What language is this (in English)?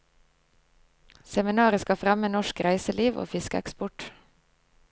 Norwegian